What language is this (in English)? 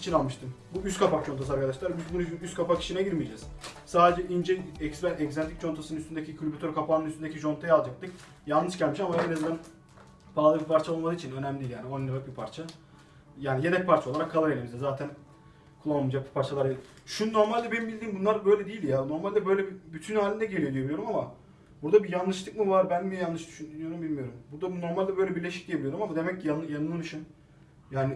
Turkish